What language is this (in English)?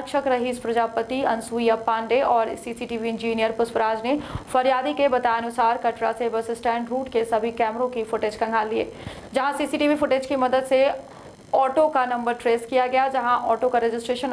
Hindi